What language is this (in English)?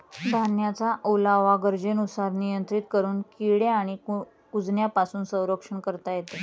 Marathi